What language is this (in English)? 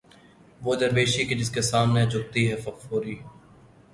Urdu